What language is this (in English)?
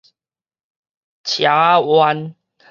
Min Nan Chinese